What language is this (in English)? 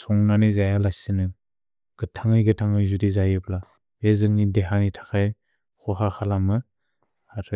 Bodo